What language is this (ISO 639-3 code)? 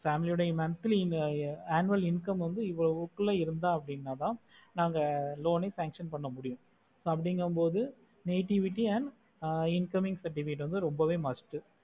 tam